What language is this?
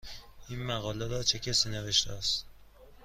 Persian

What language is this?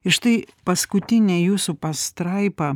Lithuanian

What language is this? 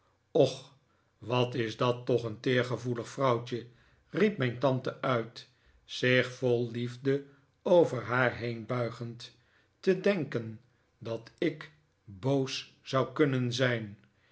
Dutch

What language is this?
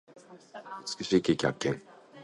Japanese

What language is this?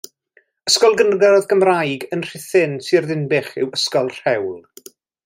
Welsh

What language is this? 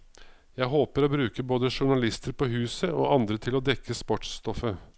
Norwegian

